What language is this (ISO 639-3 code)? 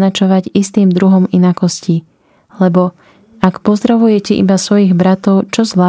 slk